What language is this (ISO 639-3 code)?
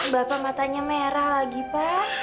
ind